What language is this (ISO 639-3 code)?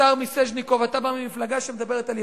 heb